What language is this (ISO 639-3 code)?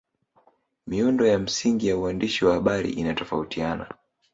swa